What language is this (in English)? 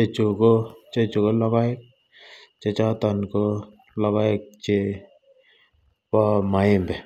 Kalenjin